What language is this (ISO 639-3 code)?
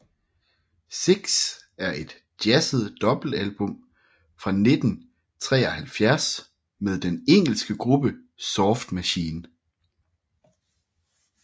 dan